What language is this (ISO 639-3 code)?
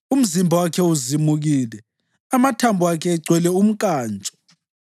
nde